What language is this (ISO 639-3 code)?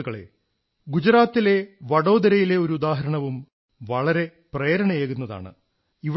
mal